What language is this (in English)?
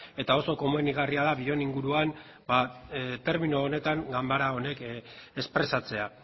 Basque